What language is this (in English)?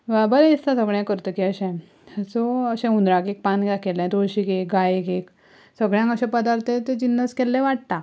Konkani